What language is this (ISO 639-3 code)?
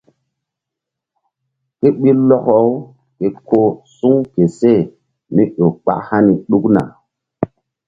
mdd